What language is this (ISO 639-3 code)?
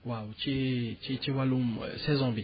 wol